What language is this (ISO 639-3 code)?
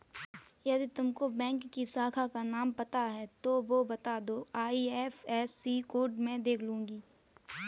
hin